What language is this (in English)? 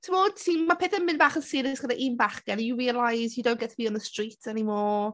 Welsh